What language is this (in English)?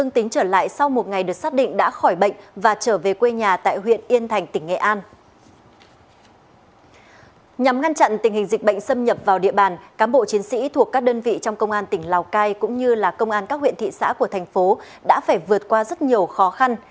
Vietnamese